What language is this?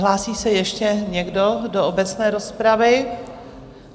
Czech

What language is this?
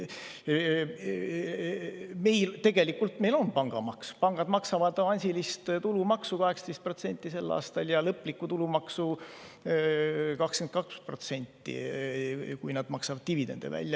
Estonian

